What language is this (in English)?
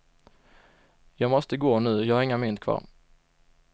Swedish